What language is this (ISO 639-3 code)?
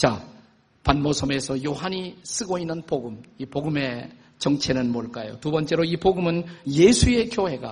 kor